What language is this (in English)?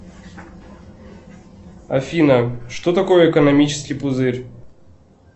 Russian